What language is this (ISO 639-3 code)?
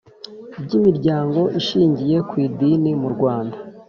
kin